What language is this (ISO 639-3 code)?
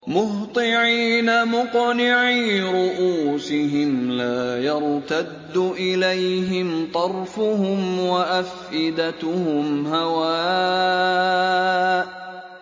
ara